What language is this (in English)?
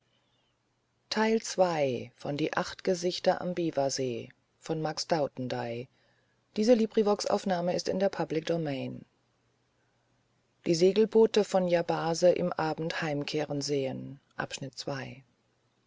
German